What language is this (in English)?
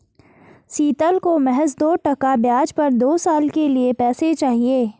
Hindi